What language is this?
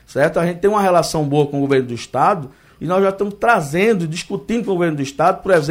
Portuguese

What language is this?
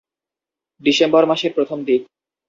Bangla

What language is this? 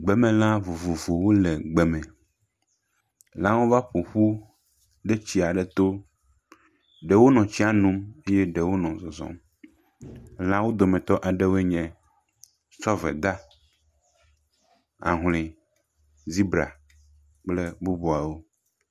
Ewe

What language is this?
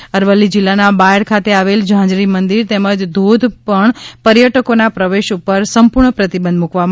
Gujarati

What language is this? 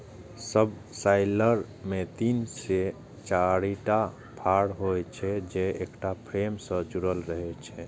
Maithili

